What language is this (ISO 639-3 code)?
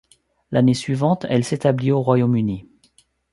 fra